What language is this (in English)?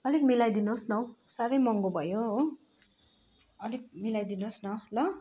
Nepali